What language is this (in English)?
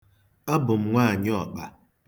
Igbo